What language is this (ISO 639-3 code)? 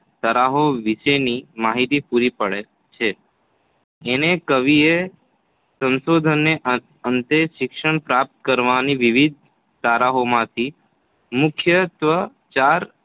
guj